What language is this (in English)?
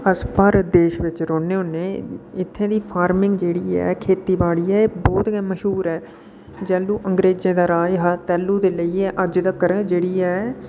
Dogri